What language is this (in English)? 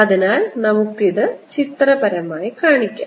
Malayalam